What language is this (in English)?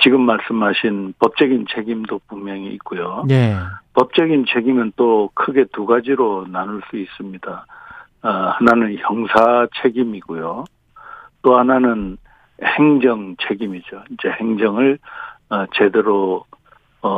Korean